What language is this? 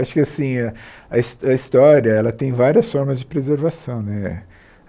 Portuguese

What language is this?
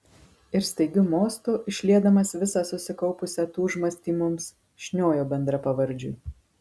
Lithuanian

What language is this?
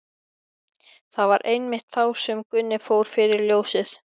Icelandic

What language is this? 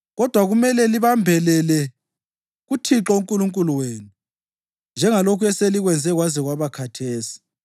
North Ndebele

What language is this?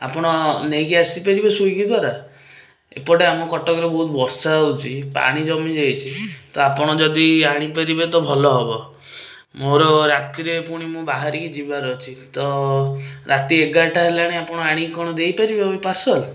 Odia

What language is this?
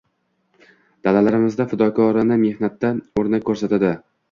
Uzbek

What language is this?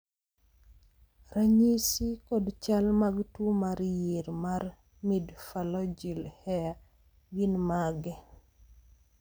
Luo (Kenya and Tanzania)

